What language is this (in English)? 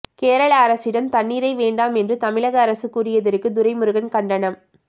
Tamil